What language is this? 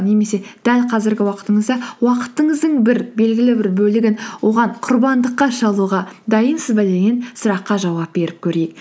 Kazakh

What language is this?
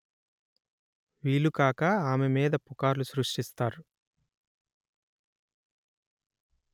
Telugu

